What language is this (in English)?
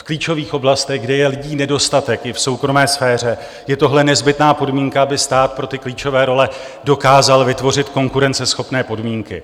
Czech